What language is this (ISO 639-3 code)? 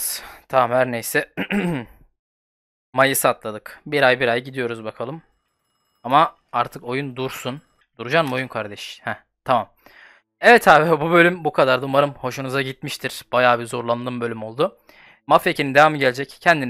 tur